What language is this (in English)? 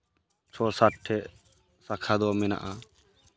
Santali